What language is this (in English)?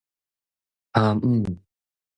Min Nan Chinese